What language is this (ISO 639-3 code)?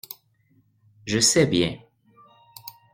fra